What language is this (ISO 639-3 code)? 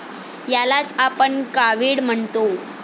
mar